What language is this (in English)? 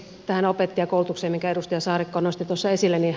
Finnish